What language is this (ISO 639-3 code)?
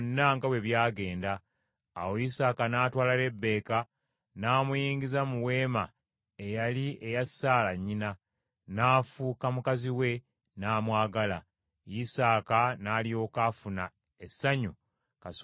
lug